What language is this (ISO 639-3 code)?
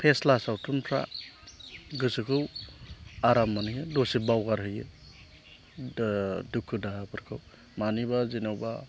brx